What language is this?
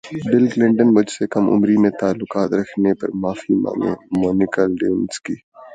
Urdu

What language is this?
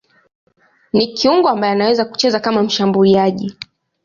Swahili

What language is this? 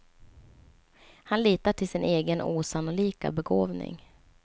Swedish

